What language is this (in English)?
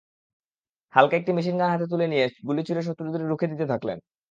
Bangla